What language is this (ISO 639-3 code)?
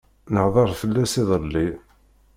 kab